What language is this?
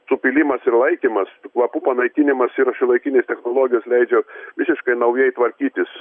Lithuanian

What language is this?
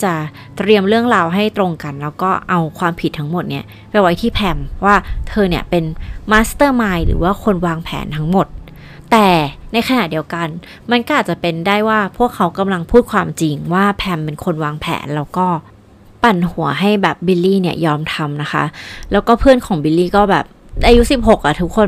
Thai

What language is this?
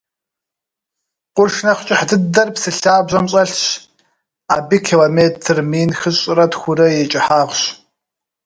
Kabardian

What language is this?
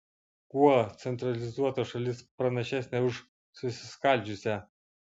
Lithuanian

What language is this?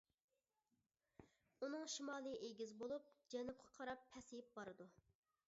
Uyghur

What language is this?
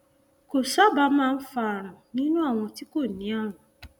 Yoruba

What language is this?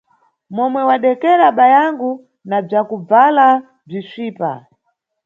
Nyungwe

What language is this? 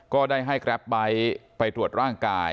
Thai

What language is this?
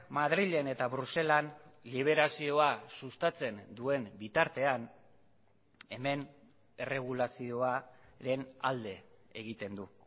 Basque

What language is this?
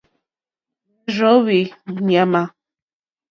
Mokpwe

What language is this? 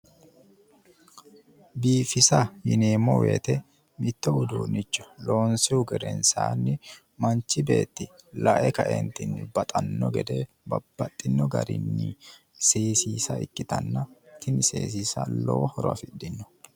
Sidamo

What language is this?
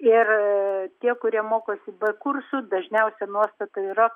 Lithuanian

